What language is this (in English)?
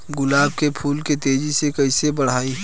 Bhojpuri